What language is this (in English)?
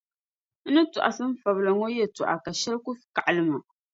Dagbani